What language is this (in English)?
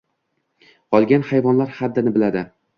Uzbek